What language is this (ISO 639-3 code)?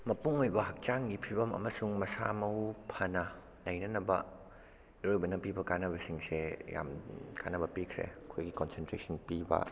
mni